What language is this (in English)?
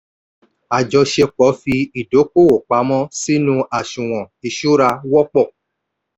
Yoruba